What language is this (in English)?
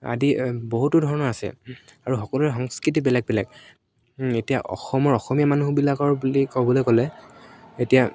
Assamese